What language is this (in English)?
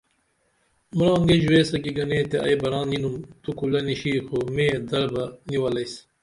Dameli